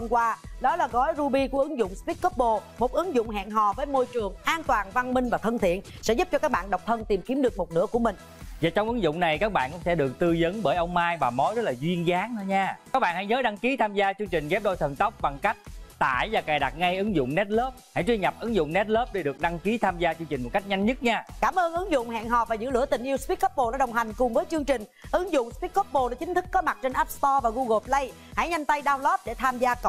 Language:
Vietnamese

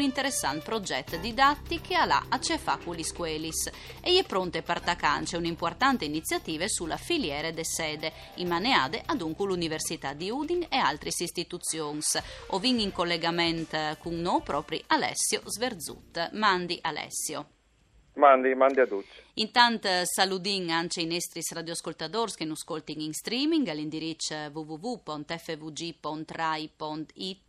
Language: Italian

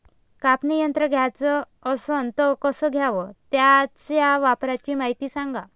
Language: Marathi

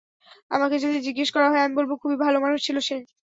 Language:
Bangla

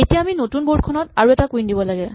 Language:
Assamese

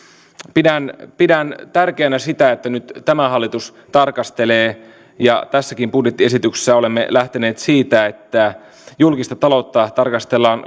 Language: Finnish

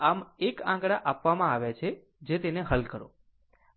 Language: Gujarati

